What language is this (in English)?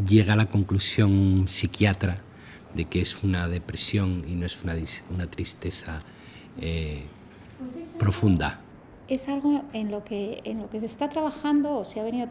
Spanish